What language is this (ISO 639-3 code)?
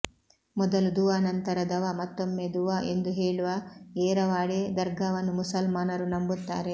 kan